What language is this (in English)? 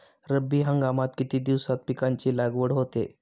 Marathi